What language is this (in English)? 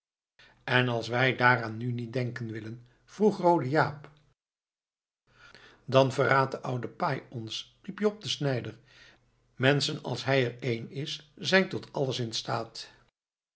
Dutch